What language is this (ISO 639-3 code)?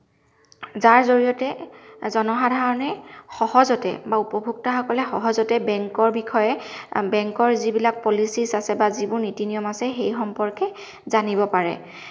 asm